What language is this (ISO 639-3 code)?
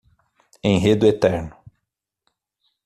por